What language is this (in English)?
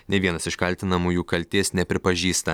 Lithuanian